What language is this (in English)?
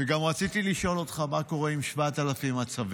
Hebrew